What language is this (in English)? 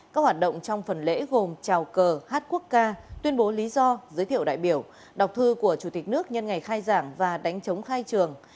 Vietnamese